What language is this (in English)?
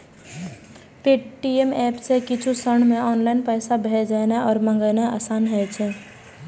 Maithili